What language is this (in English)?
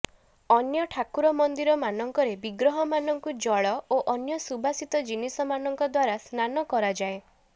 Odia